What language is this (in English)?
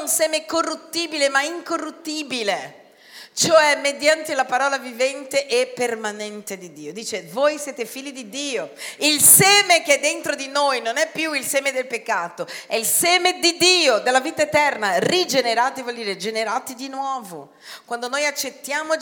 Italian